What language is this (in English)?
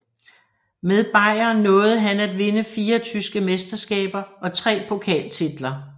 Danish